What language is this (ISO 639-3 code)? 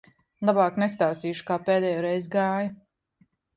lav